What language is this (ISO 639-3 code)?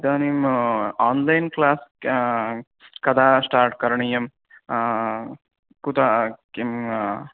san